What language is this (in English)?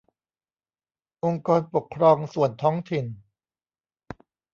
Thai